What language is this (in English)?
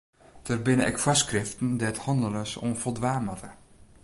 Western Frisian